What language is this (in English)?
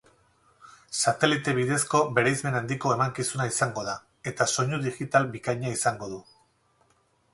Basque